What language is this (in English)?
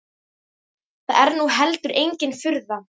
Icelandic